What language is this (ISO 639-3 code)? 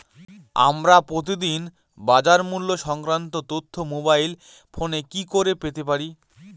ben